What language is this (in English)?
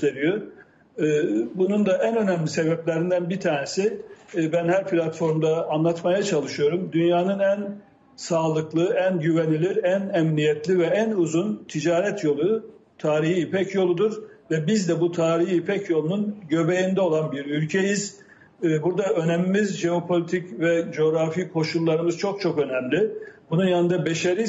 Turkish